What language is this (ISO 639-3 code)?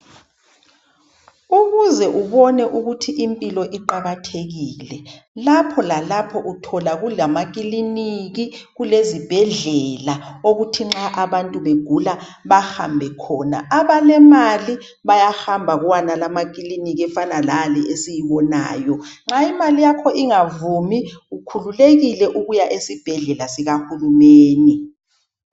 nde